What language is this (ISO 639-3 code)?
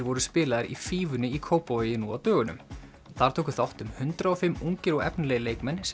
isl